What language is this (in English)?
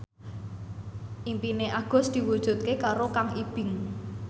Javanese